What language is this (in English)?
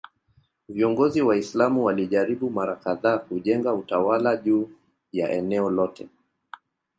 Swahili